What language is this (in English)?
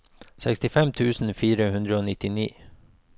Norwegian